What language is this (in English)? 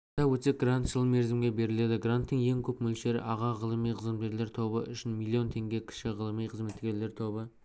Kazakh